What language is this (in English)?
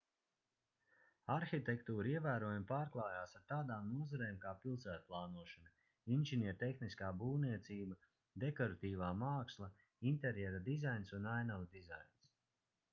Latvian